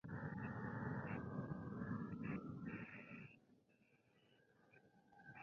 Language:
Spanish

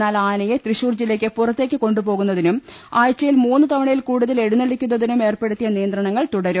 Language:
Malayalam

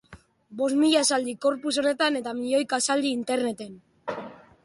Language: Basque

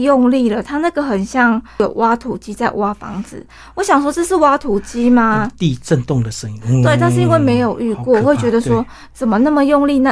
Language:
Chinese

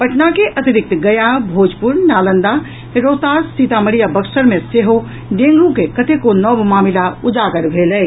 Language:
Maithili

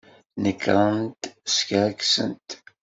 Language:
Kabyle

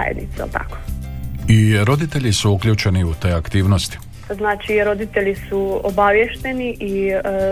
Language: Croatian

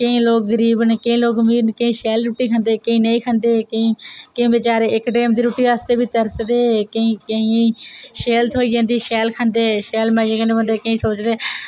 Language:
Dogri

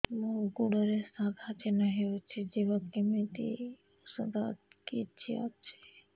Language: Odia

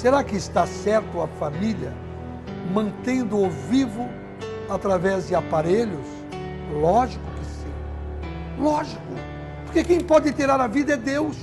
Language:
Portuguese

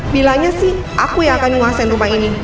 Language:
Indonesian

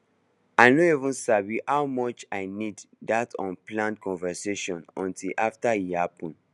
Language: Nigerian Pidgin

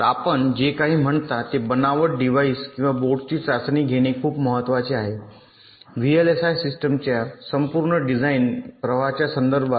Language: Marathi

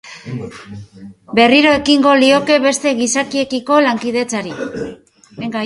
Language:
Basque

